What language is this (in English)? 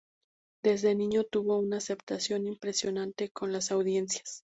Spanish